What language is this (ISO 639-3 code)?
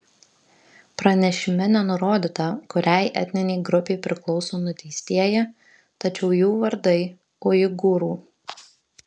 lit